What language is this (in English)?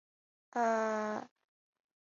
Chinese